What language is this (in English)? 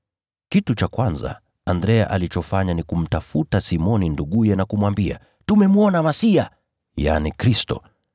Swahili